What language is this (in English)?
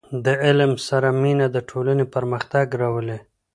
Pashto